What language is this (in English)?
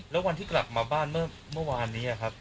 Thai